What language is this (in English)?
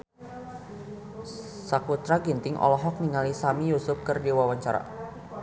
Sundanese